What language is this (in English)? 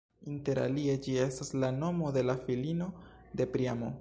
Esperanto